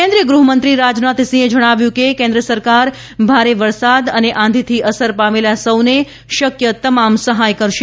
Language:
Gujarati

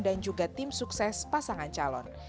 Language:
Indonesian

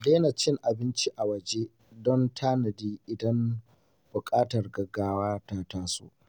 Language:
Hausa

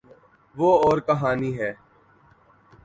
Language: Urdu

